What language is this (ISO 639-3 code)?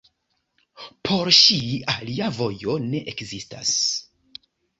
epo